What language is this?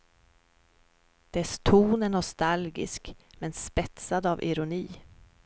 Swedish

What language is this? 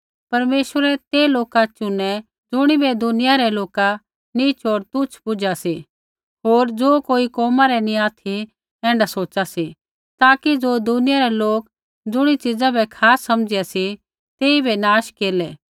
Kullu Pahari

